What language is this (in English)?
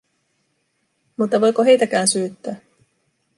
Finnish